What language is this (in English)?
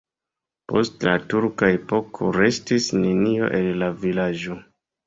Esperanto